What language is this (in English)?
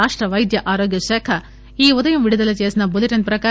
Telugu